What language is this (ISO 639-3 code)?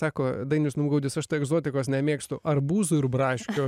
lit